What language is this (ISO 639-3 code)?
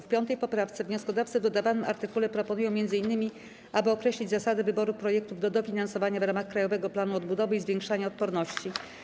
pol